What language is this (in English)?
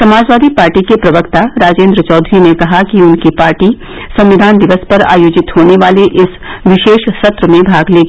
Hindi